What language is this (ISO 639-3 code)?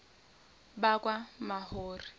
zul